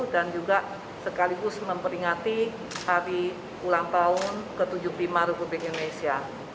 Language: Indonesian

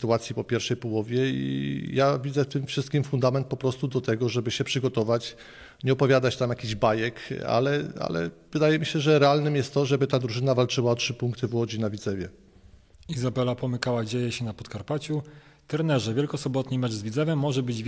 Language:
Polish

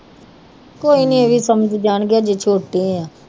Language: Punjabi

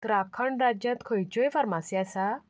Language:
Konkani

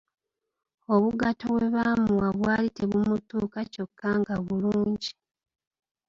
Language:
Ganda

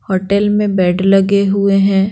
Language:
Hindi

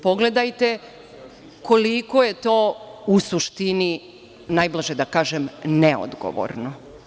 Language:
Serbian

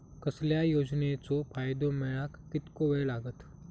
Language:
Marathi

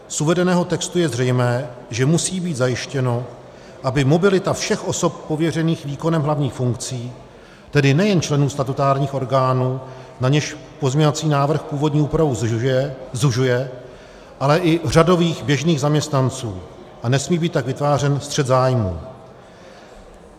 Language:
Czech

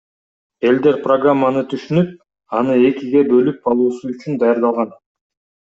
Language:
Kyrgyz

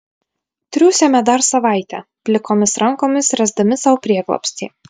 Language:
Lithuanian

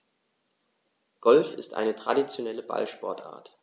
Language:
German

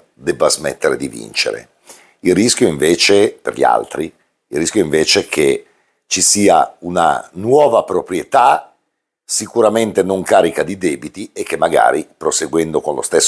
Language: Italian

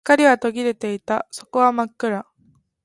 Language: Japanese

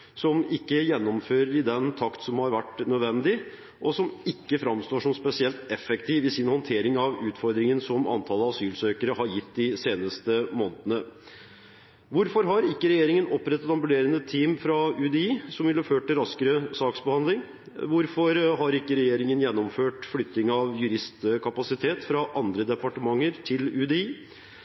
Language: Norwegian Bokmål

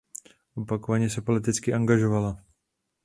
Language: Czech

